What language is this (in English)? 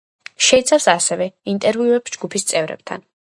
Georgian